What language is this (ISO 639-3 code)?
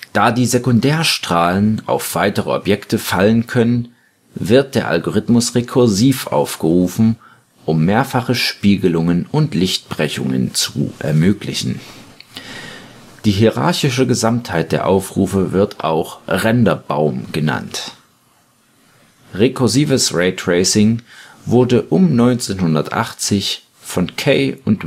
deu